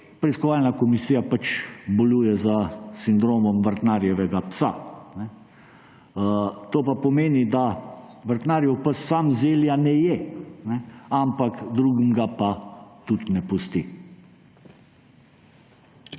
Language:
Slovenian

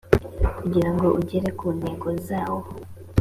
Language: Kinyarwanda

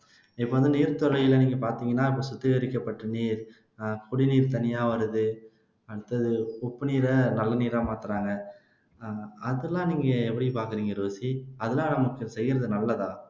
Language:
Tamil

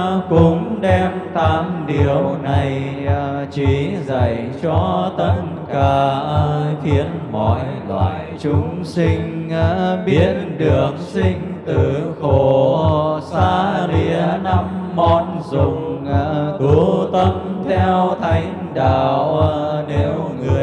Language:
Vietnamese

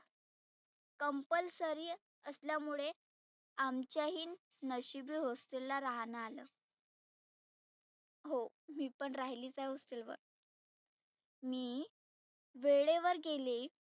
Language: Marathi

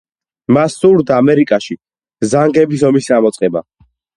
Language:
Georgian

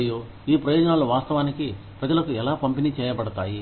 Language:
Telugu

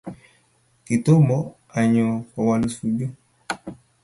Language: Kalenjin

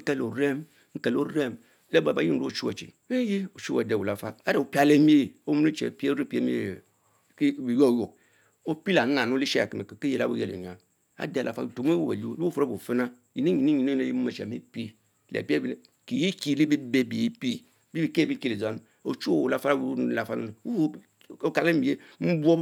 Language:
Mbe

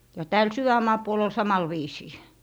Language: Finnish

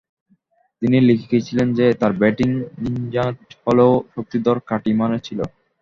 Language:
Bangla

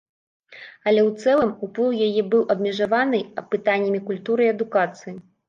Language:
Belarusian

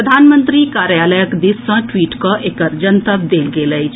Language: Maithili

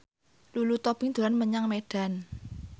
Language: Javanese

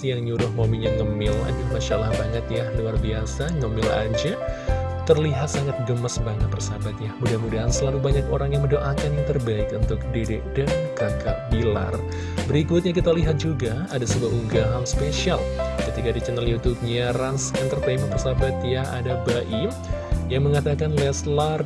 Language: Indonesian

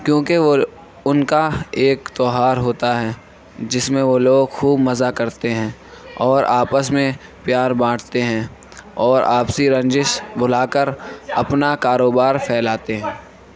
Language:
Urdu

